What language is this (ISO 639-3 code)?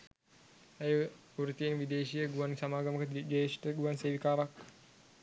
sin